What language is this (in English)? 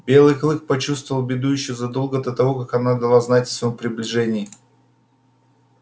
Russian